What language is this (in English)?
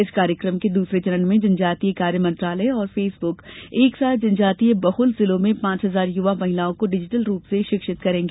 Hindi